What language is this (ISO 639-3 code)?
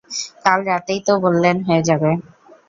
ben